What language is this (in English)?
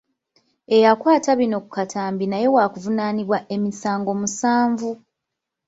Ganda